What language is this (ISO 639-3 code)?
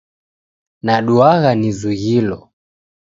dav